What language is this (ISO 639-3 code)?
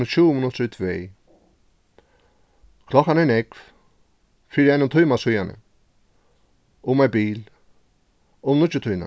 fao